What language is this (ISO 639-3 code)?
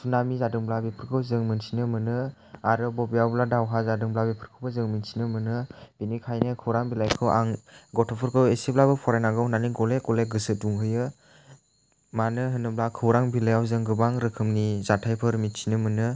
brx